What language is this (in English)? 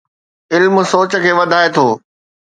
Sindhi